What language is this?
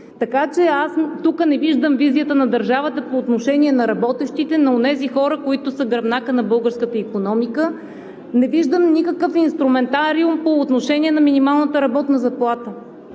Bulgarian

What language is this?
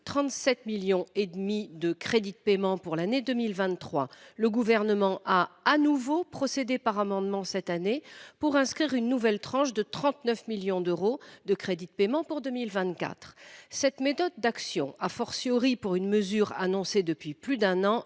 French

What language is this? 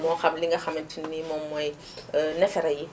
Wolof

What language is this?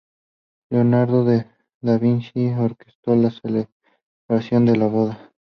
Spanish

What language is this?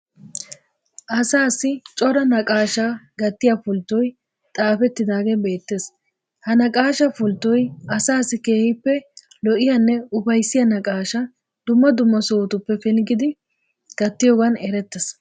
Wolaytta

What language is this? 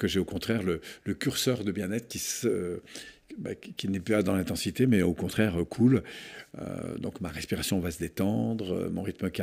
French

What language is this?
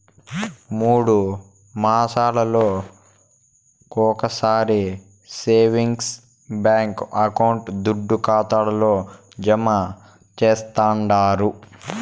Telugu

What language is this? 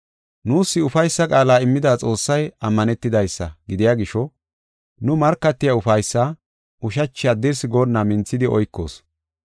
Gofa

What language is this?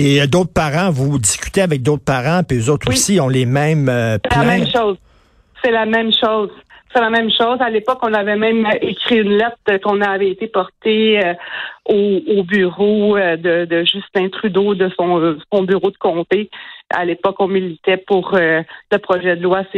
French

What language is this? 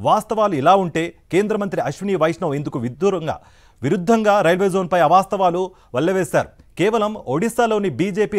Telugu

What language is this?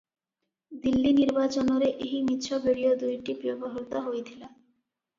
Odia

